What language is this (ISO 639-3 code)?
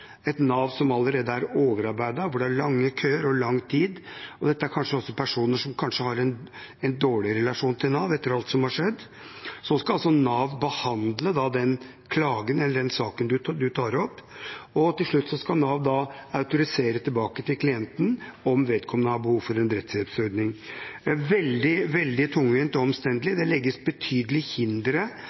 nob